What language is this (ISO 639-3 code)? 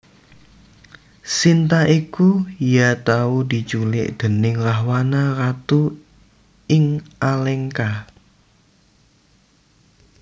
jav